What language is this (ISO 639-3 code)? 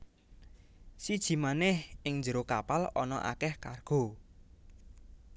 jav